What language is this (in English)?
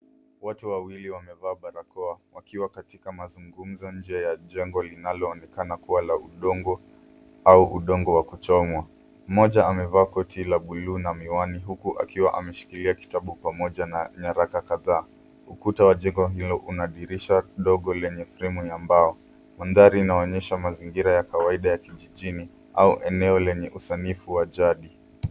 Swahili